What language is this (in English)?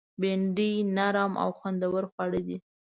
Pashto